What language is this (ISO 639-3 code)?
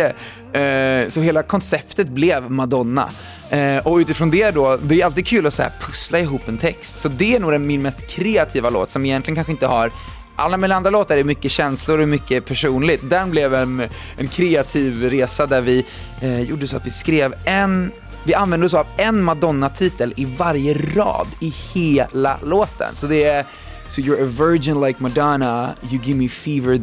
swe